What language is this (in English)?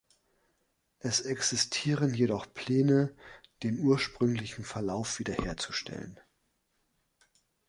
German